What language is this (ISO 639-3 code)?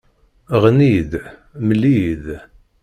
kab